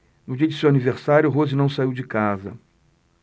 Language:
Portuguese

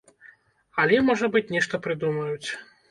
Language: Belarusian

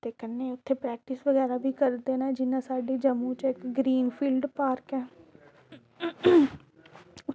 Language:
Dogri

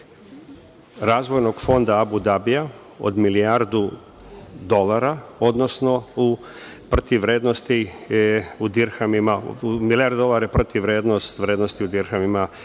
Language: Serbian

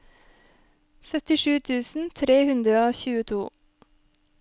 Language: Norwegian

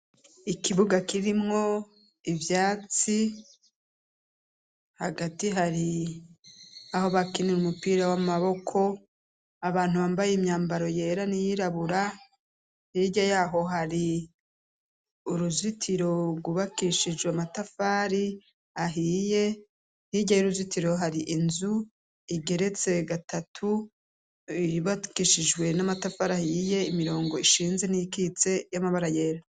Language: Rundi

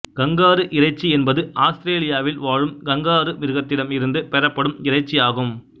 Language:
Tamil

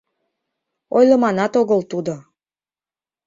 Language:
Mari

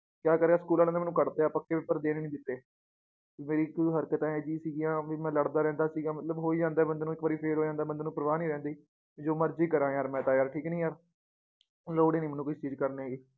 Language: Punjabi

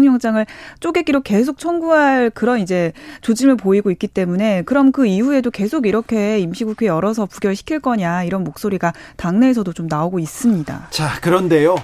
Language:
Korean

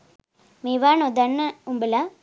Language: Sinhala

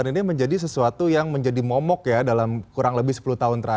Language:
Indonesian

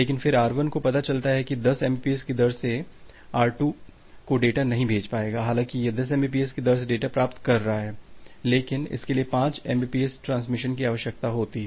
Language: Hindi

